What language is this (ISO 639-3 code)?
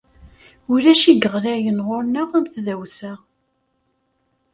kab